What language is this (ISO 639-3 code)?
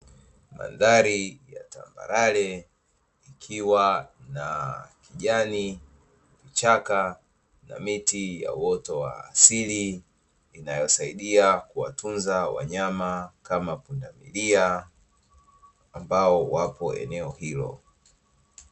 swa